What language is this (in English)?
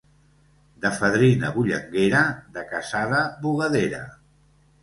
Catalan